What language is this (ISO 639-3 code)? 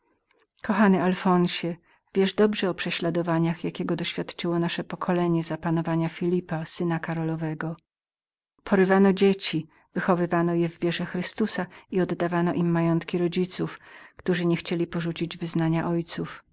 pol